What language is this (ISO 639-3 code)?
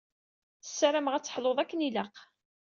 kab